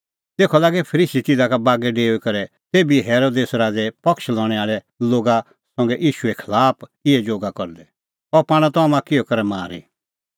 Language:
Kullu Pahari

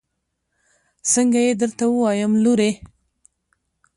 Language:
Pashto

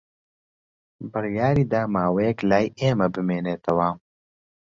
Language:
Central Kurdish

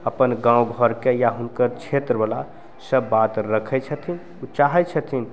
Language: Maithili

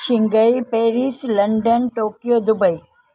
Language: Sindhi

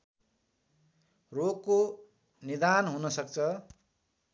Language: Nepali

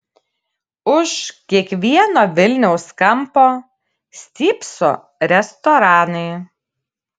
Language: Lithuanian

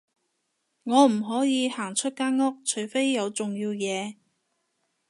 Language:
Cantonese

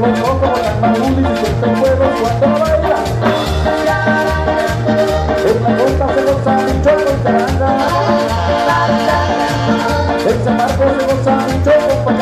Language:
Indonesian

